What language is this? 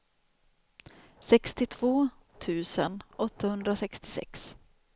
Swedish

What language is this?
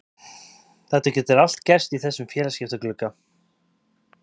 Icelandic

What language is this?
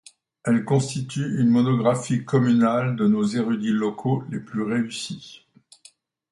French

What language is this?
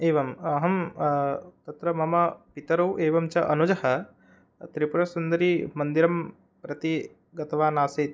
Sanskrit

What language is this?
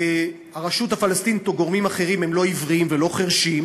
Hebrew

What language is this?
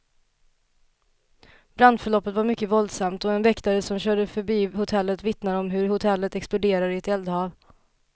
Swedish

